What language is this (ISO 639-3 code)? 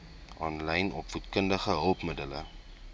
afr